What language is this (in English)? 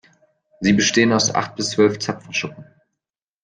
German